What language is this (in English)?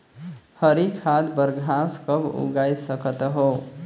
Chhattisgarhi